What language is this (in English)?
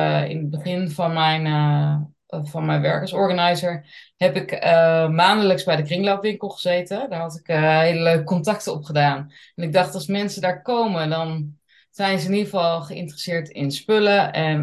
Dutch